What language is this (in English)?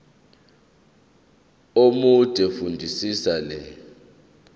Zulu